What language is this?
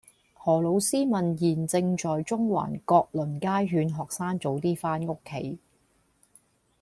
Cantonese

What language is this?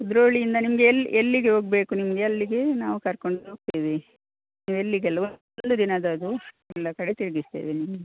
Kannada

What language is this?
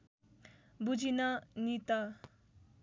Nepali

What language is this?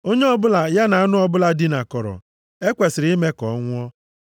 Igbo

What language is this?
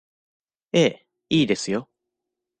Japanese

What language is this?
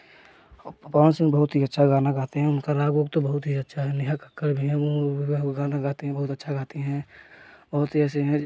Hindi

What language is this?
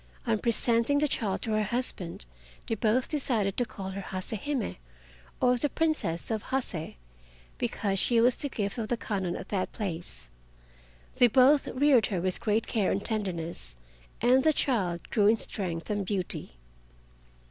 English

